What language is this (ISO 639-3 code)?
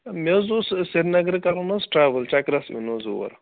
kas